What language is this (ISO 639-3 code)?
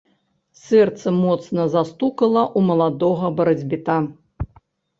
bel